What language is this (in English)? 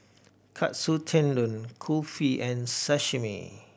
English